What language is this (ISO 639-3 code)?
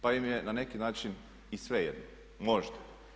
hrv